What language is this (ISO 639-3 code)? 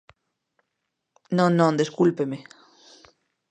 glg